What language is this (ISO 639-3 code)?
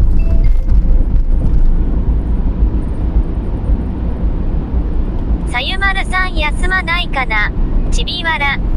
jpn